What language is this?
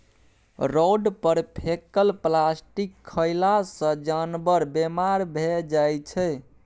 Maithili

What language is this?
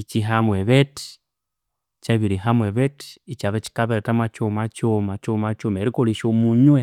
Konzo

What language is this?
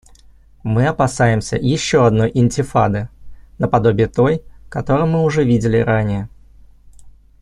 Russian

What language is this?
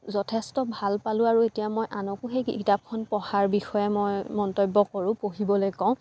Assamese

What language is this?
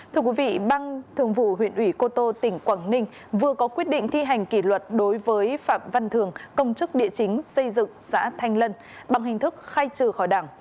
Vietnamese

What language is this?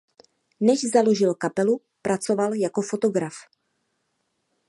Czech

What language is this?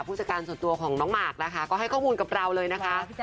Thai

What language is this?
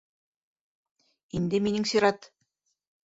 Bashkir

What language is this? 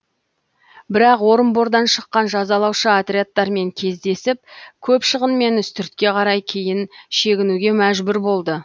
Kazakh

